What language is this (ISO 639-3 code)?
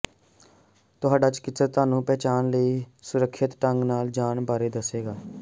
pan